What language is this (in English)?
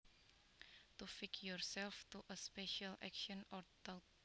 Javanese